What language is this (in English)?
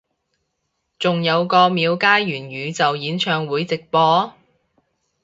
Cantonese